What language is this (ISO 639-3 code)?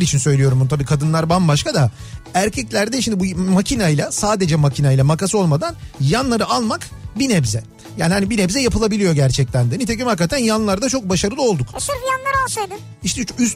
tur